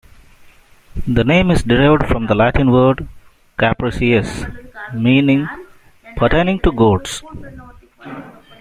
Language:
English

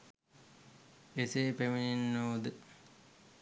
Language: Sinhala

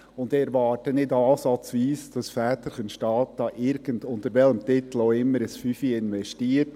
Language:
Swiss German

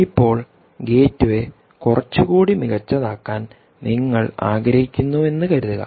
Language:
Malayalam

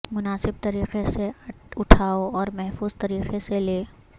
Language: Urdu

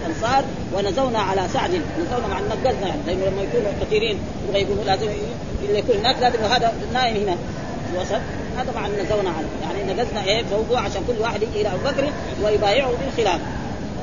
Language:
Arabic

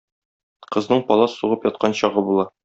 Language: Tatar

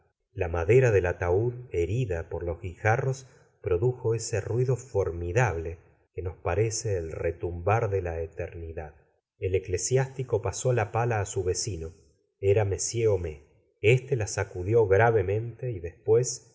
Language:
Spanish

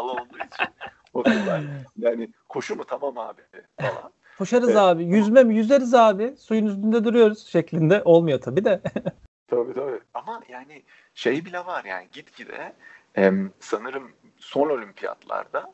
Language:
Turkish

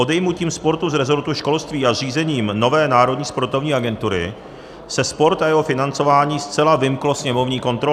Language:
Czech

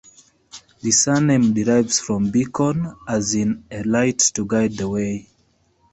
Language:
English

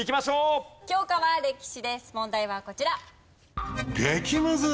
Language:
Japanese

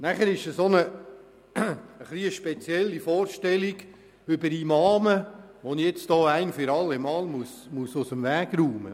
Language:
Swiss German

